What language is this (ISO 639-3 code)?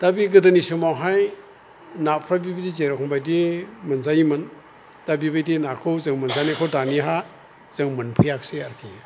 brx